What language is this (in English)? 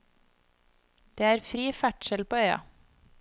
Norwegian